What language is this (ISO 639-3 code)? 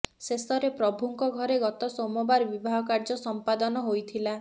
ori